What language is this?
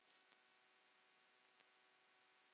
Icelandic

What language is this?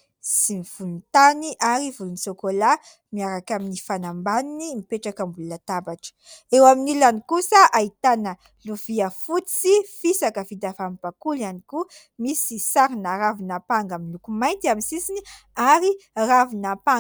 Malagasy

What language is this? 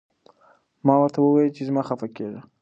Pashto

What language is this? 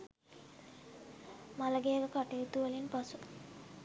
Sinhala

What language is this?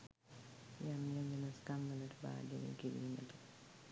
Sinhala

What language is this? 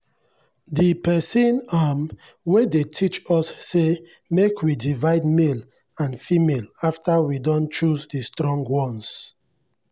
Nigerian Pidgin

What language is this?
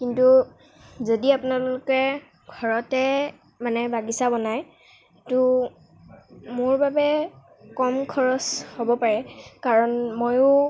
Assamese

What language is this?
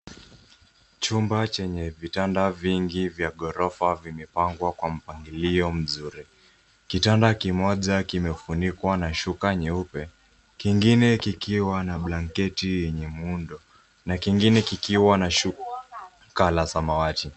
Swahili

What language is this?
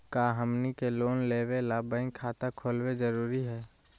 Magahi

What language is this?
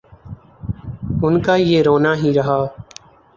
Urdu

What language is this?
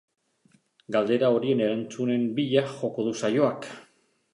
Basque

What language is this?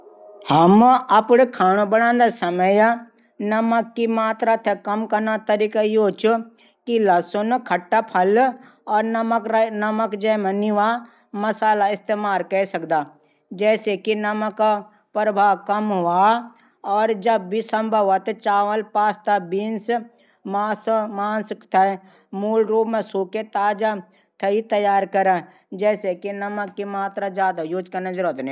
Garhwali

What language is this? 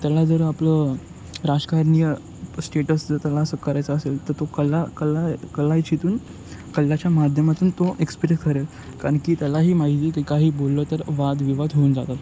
Marathi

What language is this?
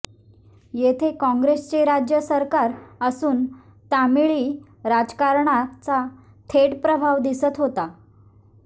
Marathi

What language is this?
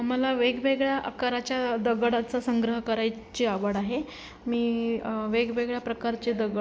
Marathi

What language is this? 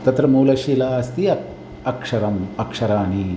Sanskrit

